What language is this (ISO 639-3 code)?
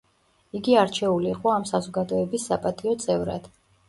kat